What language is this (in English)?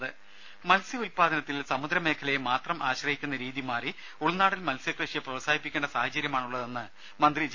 Malayalam